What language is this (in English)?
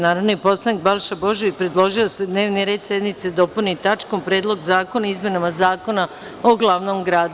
Serbian